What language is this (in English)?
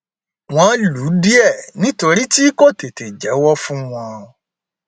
Yoruba